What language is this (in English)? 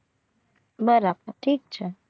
Gujarati